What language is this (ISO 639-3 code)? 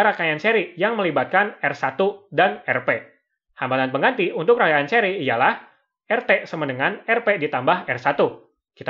ind